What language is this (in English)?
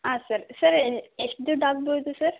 Kannada